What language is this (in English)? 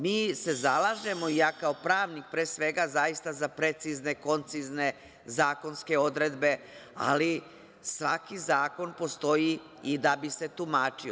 Serbian